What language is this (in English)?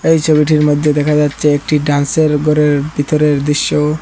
Bangla